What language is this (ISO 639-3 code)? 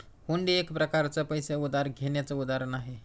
mar